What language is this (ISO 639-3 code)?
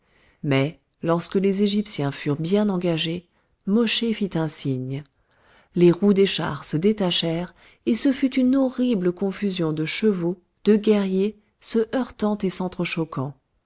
fra